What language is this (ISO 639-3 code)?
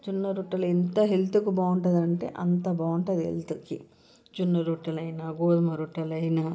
tel